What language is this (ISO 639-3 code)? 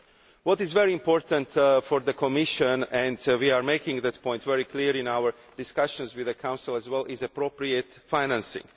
eng